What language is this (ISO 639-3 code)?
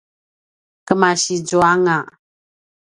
pwn